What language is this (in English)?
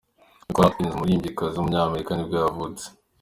Kinyarwanda